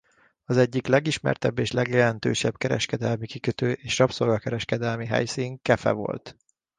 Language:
Hungarian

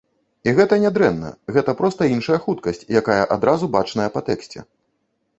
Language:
Belarusian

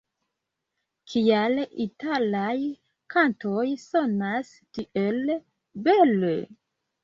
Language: Esperanto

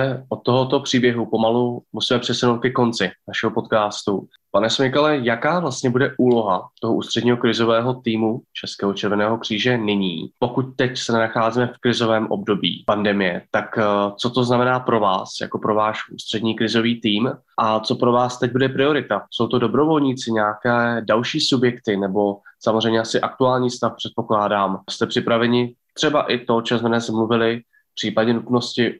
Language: Czech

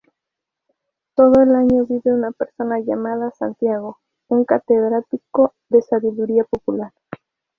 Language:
Spanish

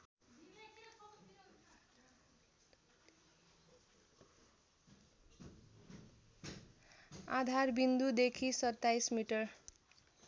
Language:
Nepali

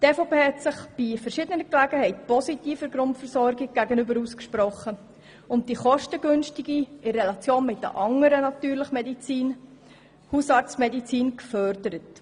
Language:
Swiss German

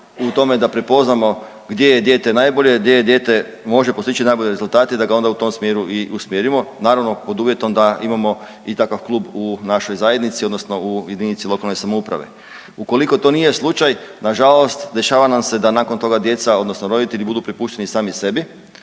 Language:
Croatian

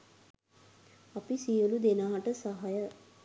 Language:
Sinhala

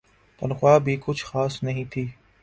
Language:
Urdu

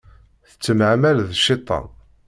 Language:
Kabyle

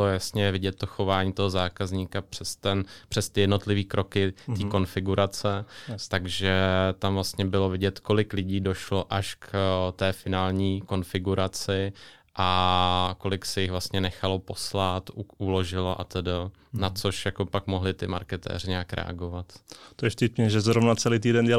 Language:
Czech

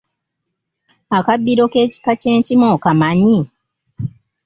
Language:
Ganda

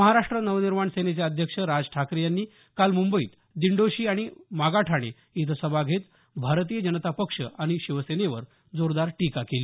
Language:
Marathi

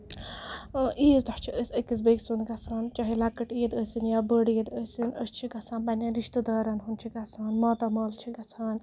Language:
Kashmiri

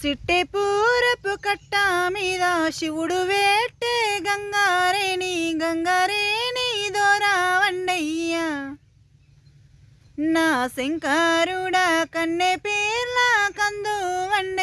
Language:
Telugu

